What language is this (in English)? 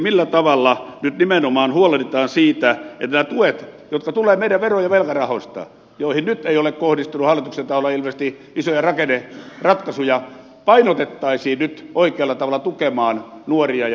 Finnish